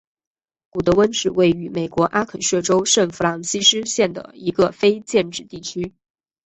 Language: Chinese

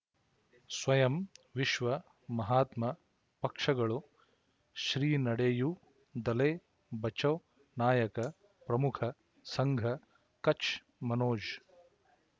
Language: Kannada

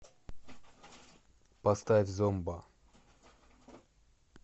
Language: Russian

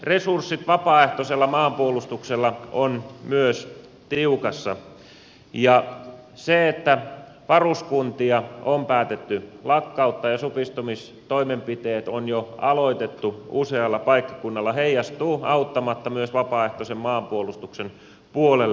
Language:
Finnish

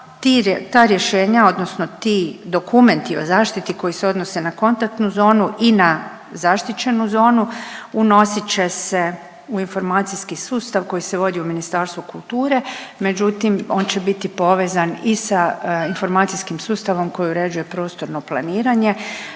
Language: Croatian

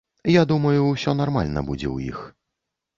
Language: Belarusian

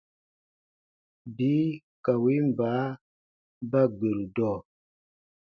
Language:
Baatonum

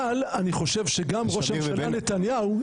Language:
Hebrew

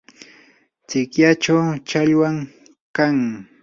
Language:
Yanahuanca Pasco Quechua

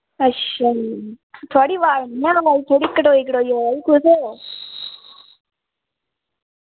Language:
Dogri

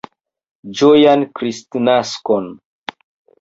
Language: Esperanto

